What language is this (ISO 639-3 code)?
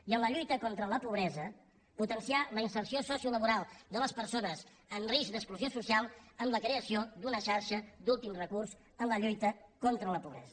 cat